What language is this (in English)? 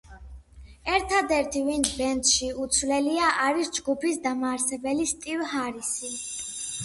Georgian